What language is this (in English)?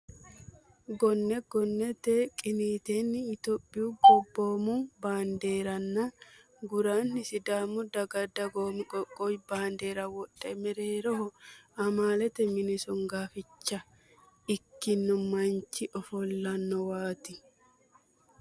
Sidamo